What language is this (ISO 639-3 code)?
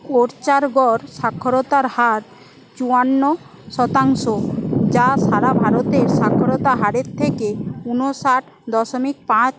ben